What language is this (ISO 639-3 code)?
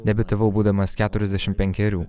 lit